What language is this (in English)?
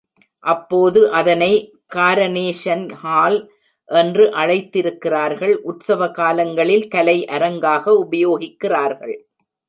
Tamil